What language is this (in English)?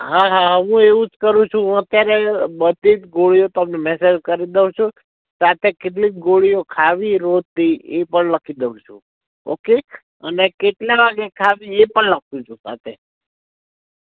Gujarati